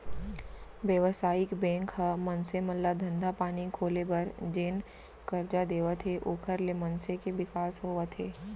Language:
Chhattisgarhi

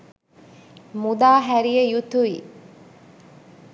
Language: Sinhala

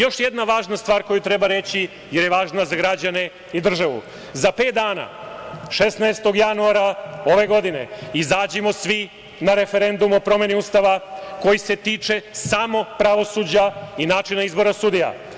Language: Serbian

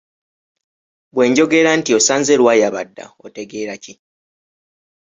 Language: Ganda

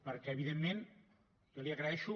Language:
Catalan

